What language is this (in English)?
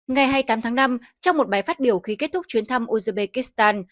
Vietnamese